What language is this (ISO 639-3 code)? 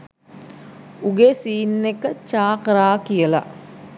sin